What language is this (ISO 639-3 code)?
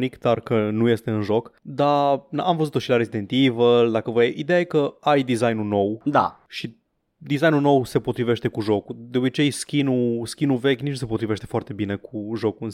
ron